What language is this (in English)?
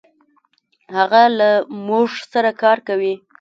Pashto